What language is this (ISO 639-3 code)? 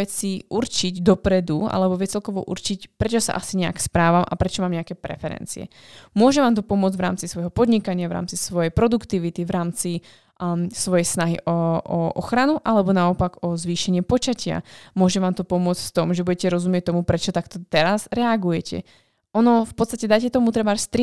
slk